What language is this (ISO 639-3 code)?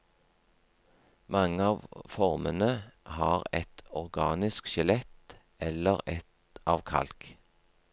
nor